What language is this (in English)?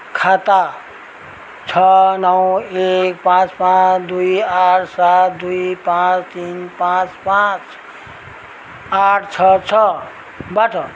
Nepali